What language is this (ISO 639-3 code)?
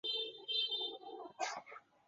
zho